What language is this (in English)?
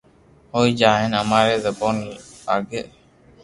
Loarki